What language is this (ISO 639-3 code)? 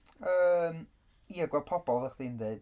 cym